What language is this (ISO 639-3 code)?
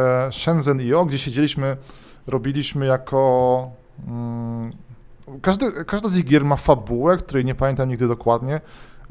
pol